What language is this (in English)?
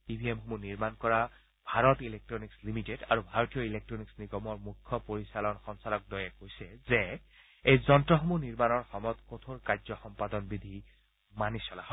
Assamese